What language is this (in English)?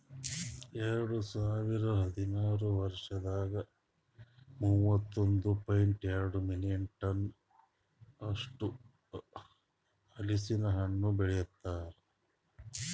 Kannada